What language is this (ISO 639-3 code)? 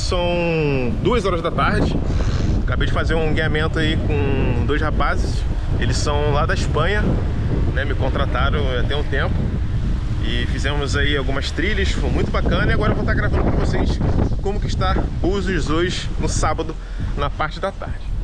por